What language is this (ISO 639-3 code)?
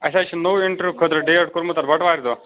kas